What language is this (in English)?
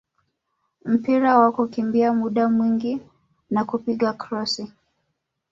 Swahili